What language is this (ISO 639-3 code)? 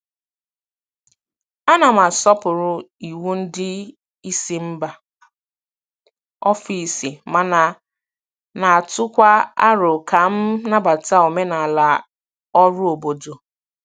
ibo